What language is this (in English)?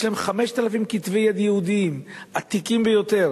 Hebrew